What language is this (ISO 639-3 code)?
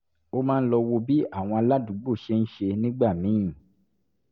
yor